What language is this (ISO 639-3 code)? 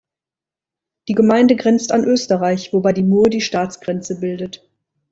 deu